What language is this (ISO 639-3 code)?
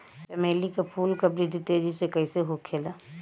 bho